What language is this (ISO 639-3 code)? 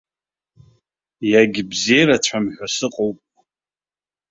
abk